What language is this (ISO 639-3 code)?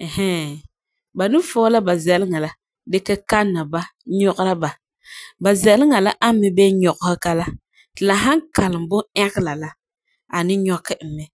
gur